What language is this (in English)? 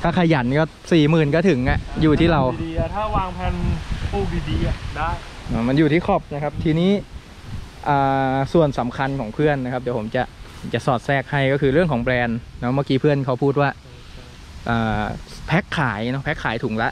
Thai